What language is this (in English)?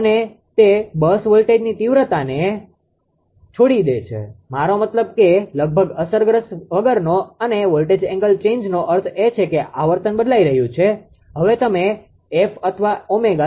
Gujarati